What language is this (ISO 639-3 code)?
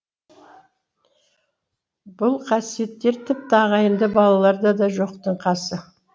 kaz